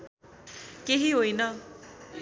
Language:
Nepali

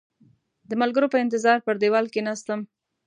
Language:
Pashto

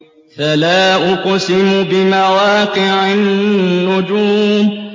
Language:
Arabic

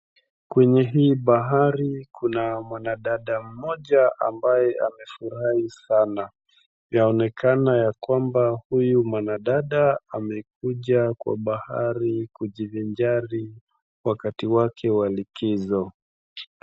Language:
Swahili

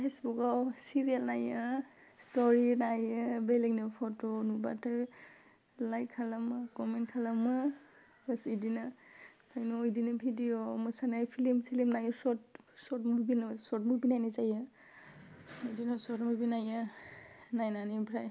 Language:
Bodo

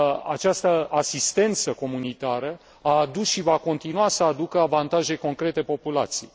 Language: Romanian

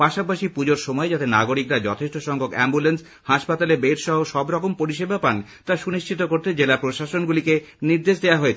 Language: Bangla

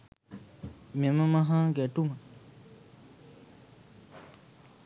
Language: Sinhala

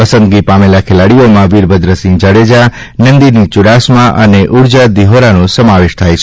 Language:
Gujarati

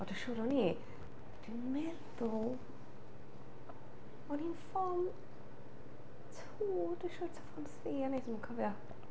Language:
Welsh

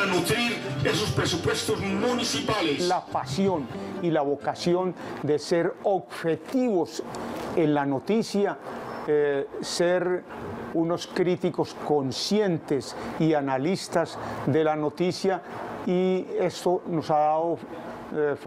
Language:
Spanish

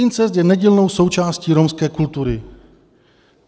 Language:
Czech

